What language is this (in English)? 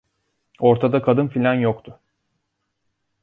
Turkish